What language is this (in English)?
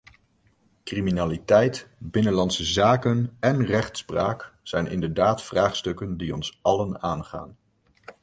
Dutch